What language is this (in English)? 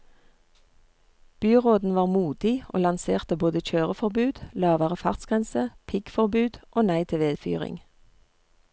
Norwegian